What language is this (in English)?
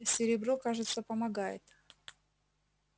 Russian